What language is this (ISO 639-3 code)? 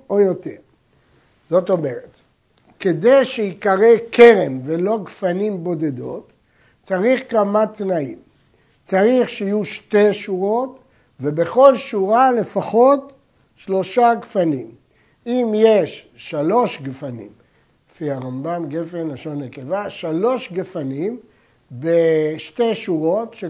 heb